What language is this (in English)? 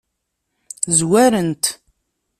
Kabyle